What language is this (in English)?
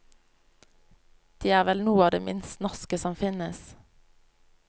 Norwegian